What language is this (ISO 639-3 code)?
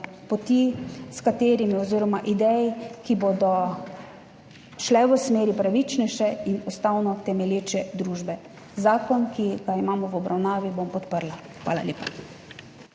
slv